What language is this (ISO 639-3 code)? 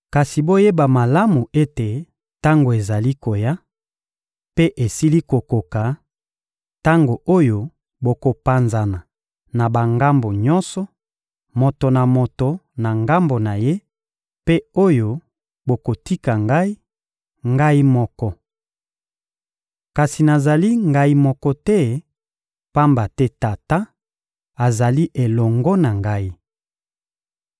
lin